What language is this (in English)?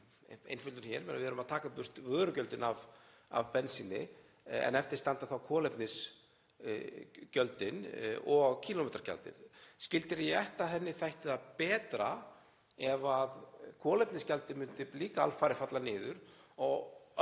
Icelandic